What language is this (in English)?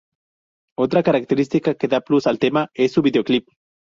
Spanish